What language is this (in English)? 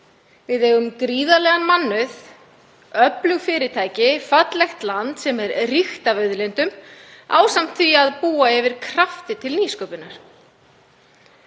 Icelandic